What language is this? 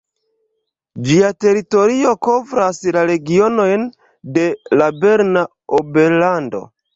Esperanto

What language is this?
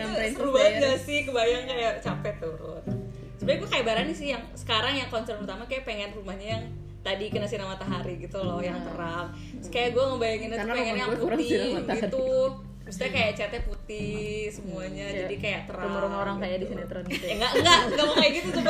Indonesian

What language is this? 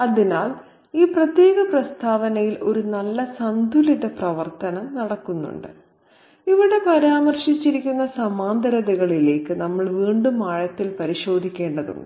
Malayalam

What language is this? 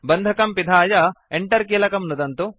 Sanskrit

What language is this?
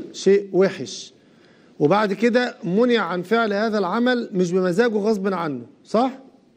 Arabic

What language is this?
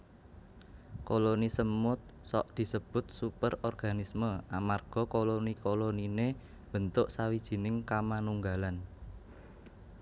Javanese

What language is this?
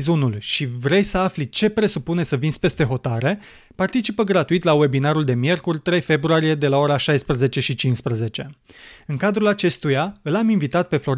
Romanian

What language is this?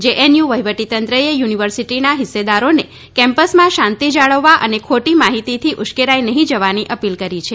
Gujarati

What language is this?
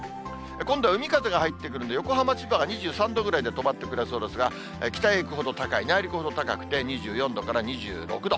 Japanese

